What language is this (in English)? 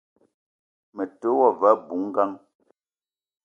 Eton (Cameroon)